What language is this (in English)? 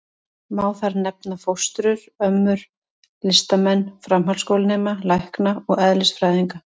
Icelandic